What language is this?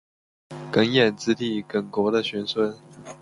Chinese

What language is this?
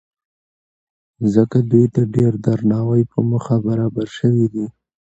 Pashto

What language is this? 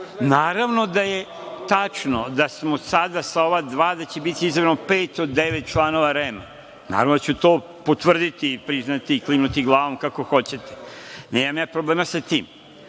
Serbian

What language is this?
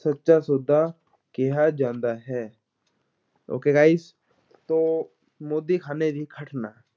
Punjabi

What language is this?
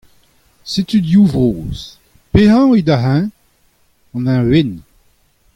Breton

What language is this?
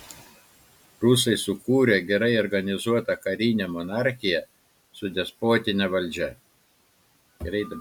Lithuanian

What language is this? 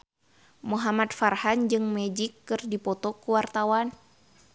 Sundanese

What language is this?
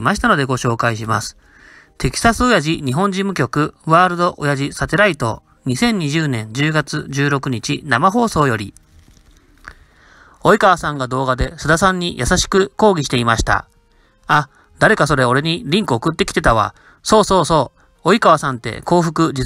Japanese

